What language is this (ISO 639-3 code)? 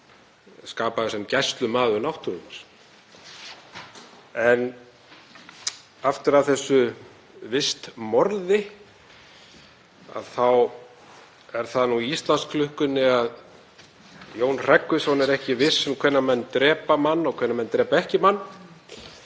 isl